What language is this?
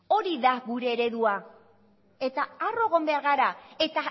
Basque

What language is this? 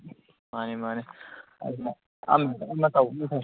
Manipuri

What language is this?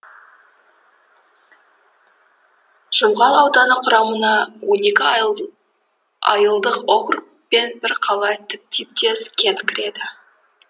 Kazakh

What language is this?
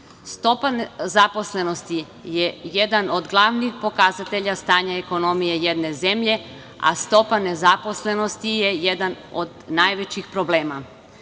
Serbian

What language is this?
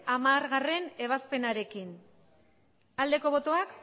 Basque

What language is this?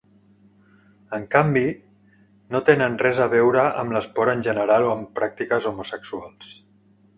Catalan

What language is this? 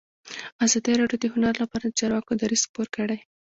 Pashto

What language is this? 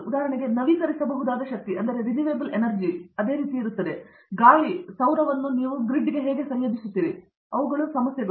Kannada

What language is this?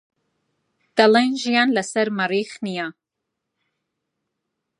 Central Kurdish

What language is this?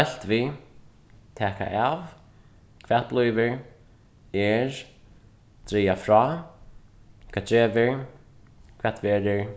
Faroese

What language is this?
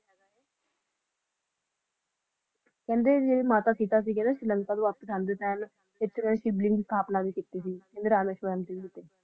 Punjabi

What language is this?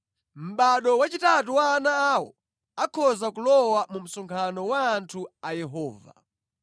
Nyanja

